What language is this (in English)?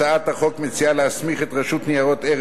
Hebrew